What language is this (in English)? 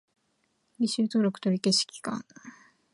Japanese